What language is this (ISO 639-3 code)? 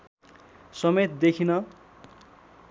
nep